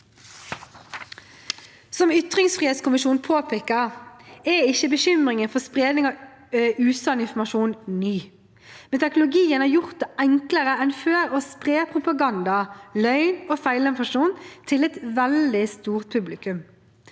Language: Norwegian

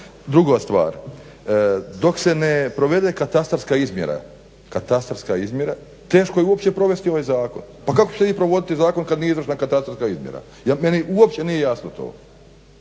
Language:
Croatian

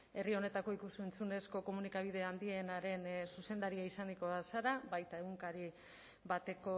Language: Basque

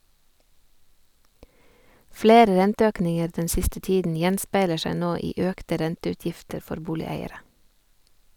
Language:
Norwegian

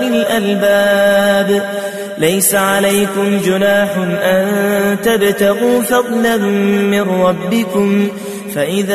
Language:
Arabic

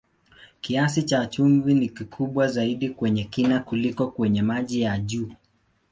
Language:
Swahili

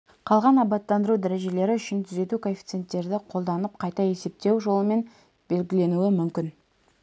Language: Kazakh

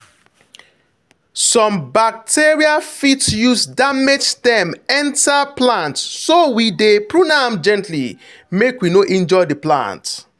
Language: Nigerian Pidgin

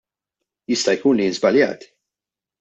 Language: Maltese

